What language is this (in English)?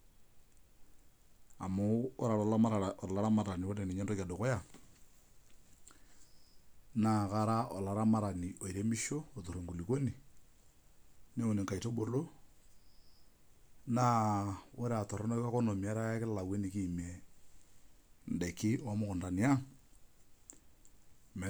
Masai